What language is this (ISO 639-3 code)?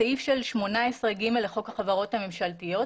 heb